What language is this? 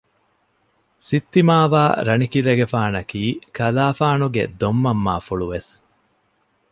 Divehi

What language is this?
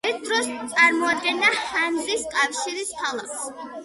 Georgian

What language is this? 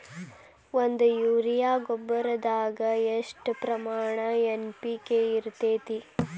Kannada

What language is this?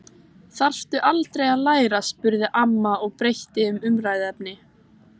Icelandic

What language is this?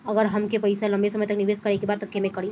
Bhojpuri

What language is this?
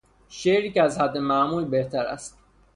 Persian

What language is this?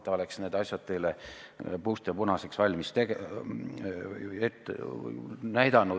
Estonian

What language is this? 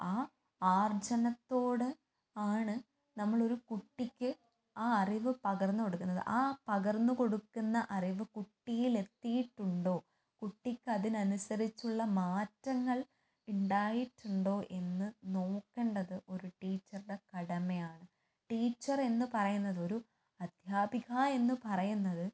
Malayalam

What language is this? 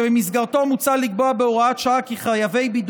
Hebrew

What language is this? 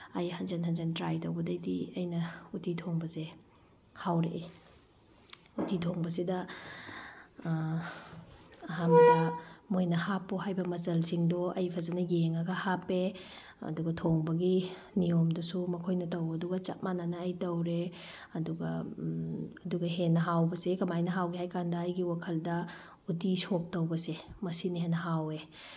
Manipuri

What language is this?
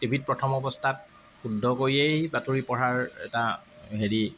Assamese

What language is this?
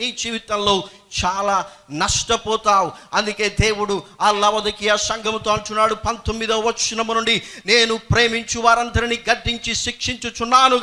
Dutch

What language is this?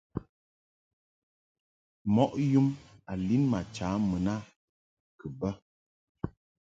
Mungaka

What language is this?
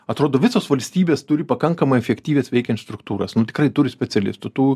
Lithuanian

